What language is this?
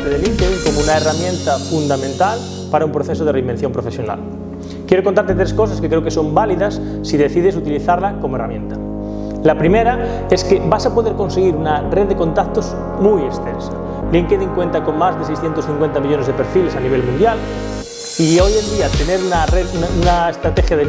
Spanish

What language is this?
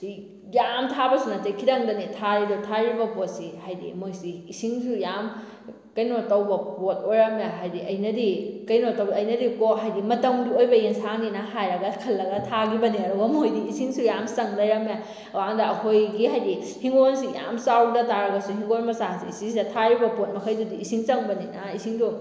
Manipuri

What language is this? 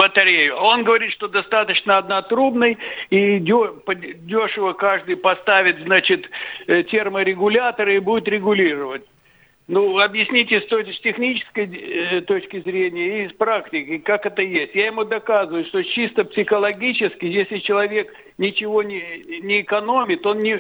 Russian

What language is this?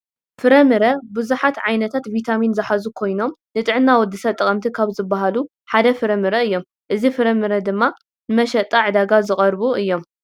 Tigrinya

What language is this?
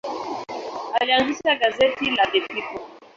Swahili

